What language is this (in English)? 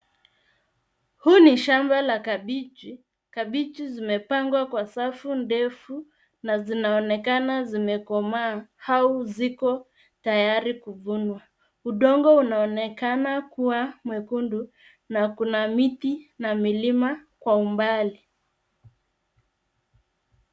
Swahili